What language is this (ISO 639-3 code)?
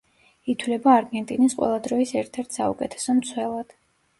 kat